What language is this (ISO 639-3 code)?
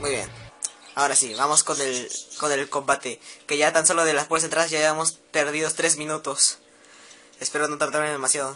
spa